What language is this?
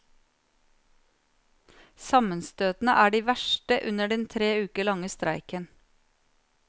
Norwegian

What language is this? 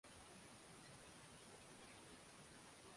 Swahili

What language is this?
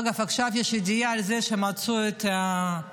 Hebrew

